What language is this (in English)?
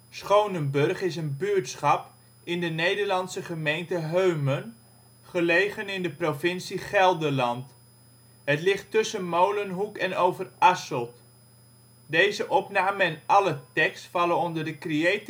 Dutch